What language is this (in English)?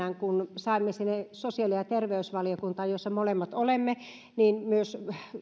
Finnish